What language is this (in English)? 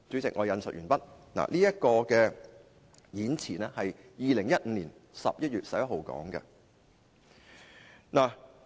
Cantonese